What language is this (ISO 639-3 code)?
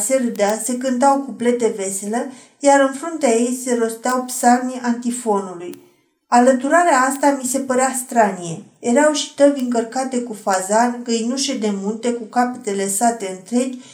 ron